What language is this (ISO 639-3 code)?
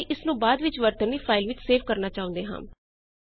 pan